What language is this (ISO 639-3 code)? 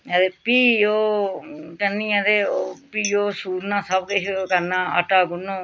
doi